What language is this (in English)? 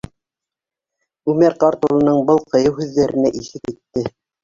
Bashkir